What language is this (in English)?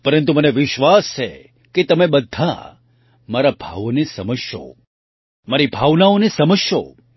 Gujarati